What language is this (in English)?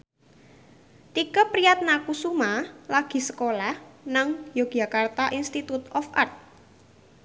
Javanese